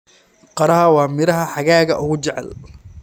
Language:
Somali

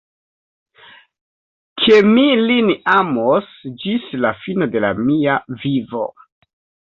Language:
Esperanto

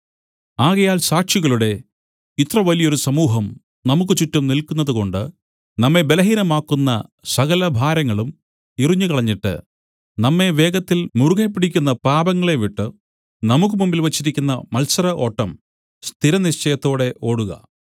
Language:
Malayalam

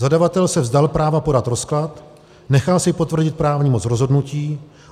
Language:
Czech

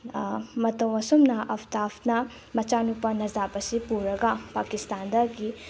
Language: Manipuri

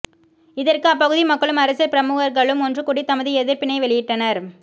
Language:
Tamil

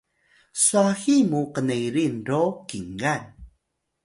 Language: Atayal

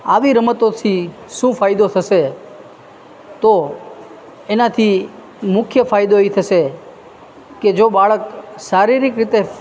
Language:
Gujarati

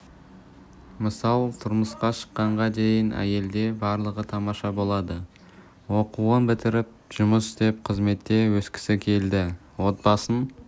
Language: Kazakh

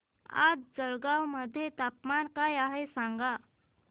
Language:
Marathi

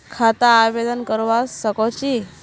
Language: Magahi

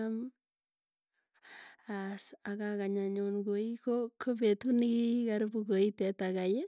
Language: Tugen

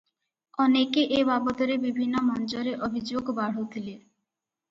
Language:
Odia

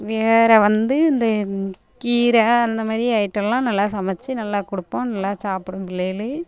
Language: Tamil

